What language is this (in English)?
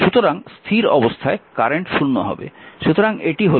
Bangla